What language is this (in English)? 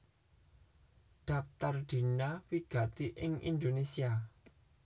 Javanese